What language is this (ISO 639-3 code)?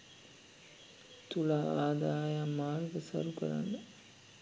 sin